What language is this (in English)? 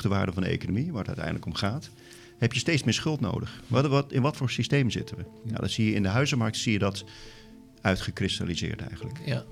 Dutch